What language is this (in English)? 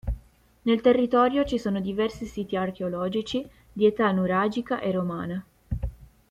Italian